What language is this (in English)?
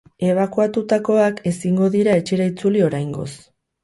Basque